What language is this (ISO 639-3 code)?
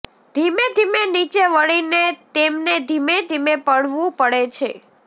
guj